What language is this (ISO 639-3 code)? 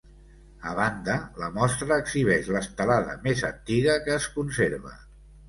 cat